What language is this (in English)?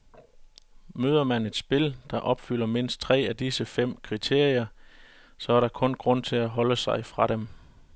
Danish